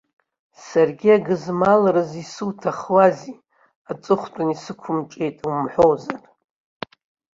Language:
Abkhazian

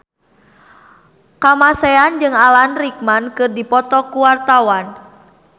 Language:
Sundanese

